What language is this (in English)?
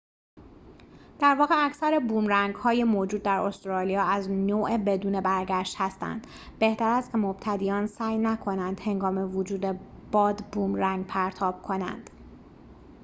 Persian